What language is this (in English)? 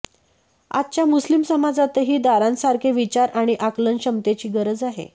Marathi